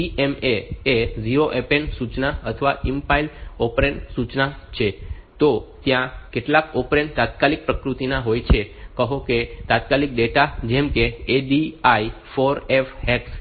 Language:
Gujarati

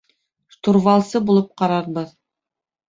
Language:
Bashkir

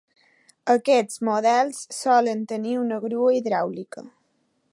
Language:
Catalan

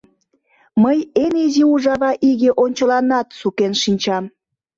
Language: Mari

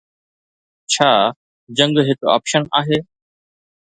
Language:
Sindhi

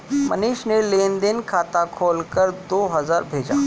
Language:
Hindi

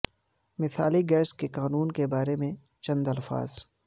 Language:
Urdu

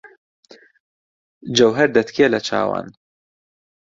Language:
Central Kurdish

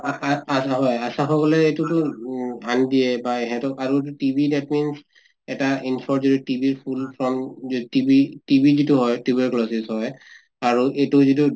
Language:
Assamese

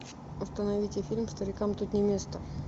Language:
Russian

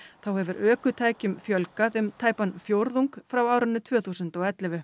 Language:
Icelandic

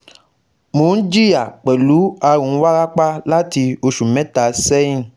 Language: Yoruba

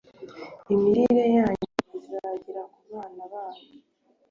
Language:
Kinyarwanda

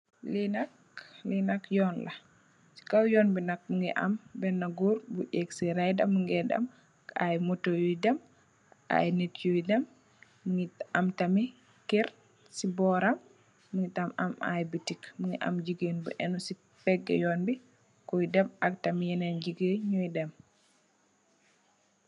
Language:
Wolof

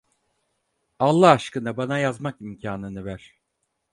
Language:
Turkish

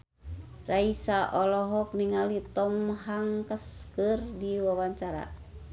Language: Sundanese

